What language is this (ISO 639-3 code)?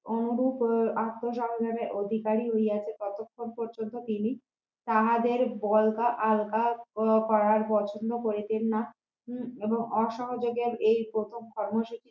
ben